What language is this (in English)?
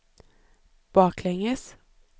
Swedish